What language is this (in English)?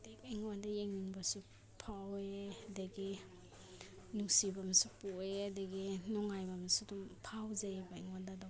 Manipuri